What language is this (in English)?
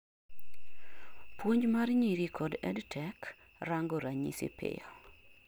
Luo (Kenya and Tanzania)